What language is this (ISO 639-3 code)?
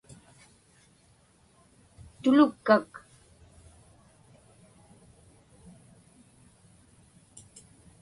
ipk